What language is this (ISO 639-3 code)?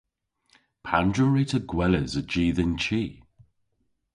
cor